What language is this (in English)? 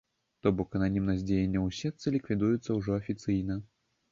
Belarusian